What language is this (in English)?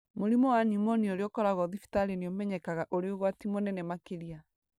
Kikuyu